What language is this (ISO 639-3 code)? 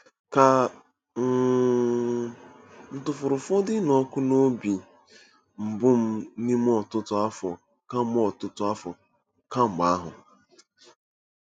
ibo